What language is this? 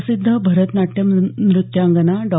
Marathi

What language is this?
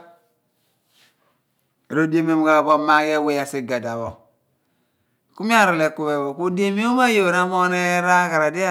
Abua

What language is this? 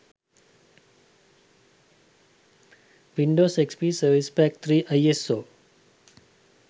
Sinhala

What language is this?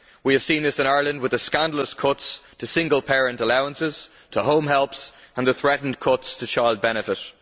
English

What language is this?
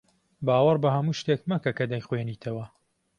Central Kurdish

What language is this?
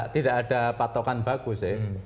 Indonesian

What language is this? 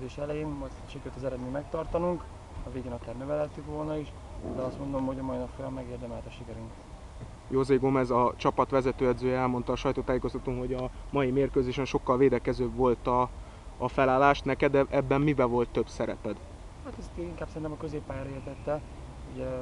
Hungarian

